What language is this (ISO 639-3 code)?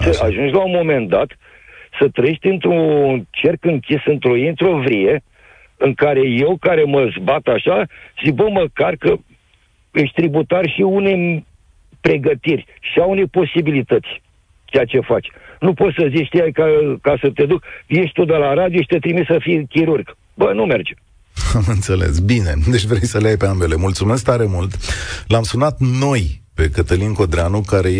ron